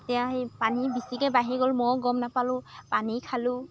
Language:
Assamese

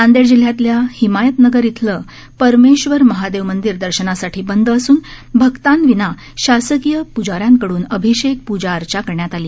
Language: Marathi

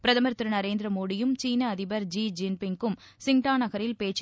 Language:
Tamil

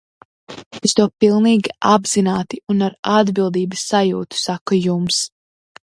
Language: Latvian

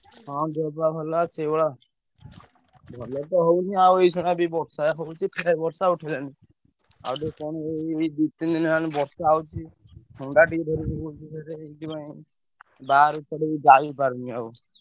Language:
Odia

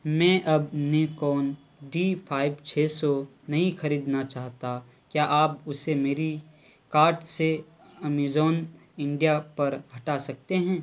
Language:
Urdu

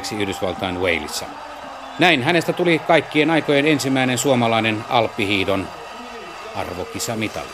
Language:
Finnish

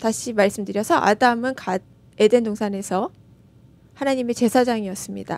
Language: Korean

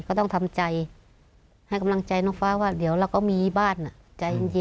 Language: Thai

